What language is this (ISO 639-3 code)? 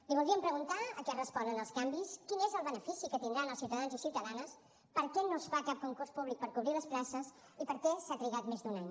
cat